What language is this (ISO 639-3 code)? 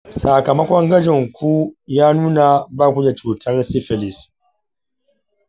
hau